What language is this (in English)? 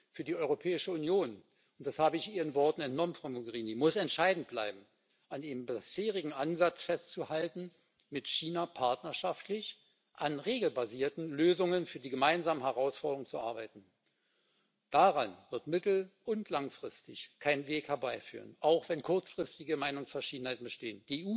German